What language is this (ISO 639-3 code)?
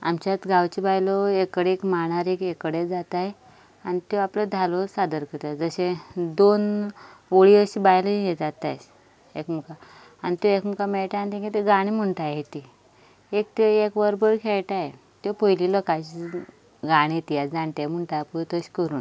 kok